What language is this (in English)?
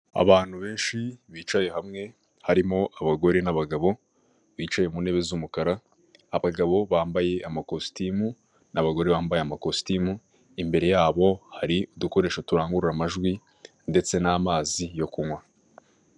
Kinyarwanda